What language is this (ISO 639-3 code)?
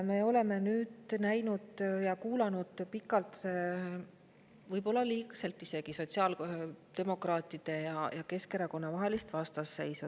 est